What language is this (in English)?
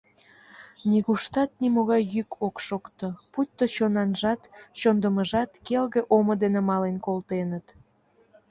Mari